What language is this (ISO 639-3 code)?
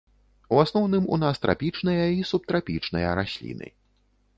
bel